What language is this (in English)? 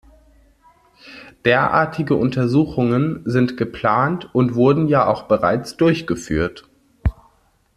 German